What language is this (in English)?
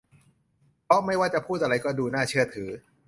Thai